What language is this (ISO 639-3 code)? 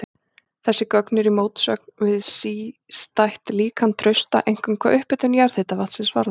isl